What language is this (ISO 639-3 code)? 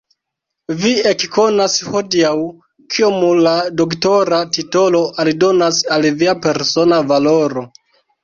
epo